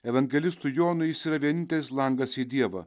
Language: Lithuanian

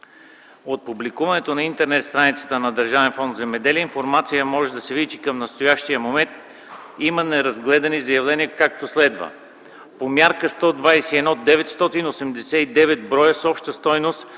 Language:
Bulgarian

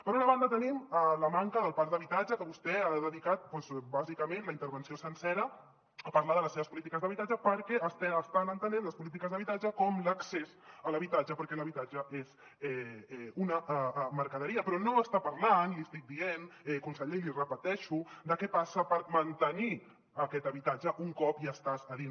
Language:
Catalan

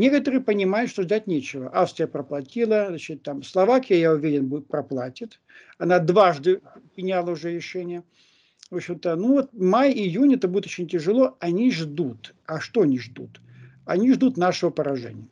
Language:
Russian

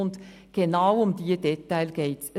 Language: Swiss German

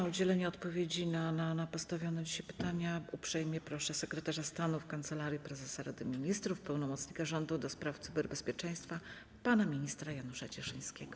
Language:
Polish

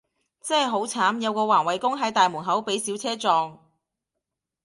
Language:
Cantonese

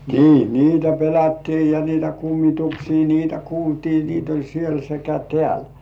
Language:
Finnish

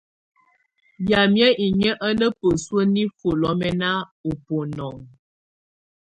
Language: Tunen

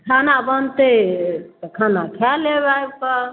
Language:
Maithili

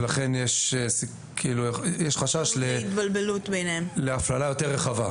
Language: Hebrew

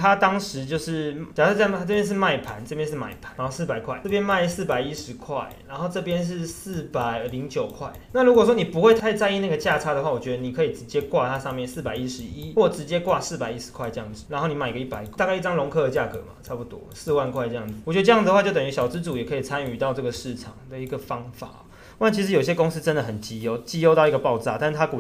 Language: Chinese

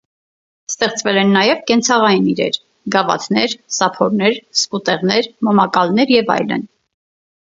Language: Armenian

